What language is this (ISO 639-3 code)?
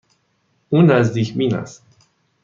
fas